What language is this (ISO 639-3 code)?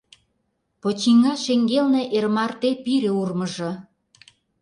chm